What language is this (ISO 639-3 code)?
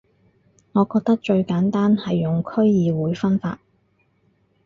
yue